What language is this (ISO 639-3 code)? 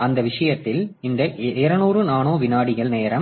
tam